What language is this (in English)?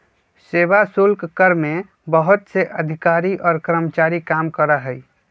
Magahi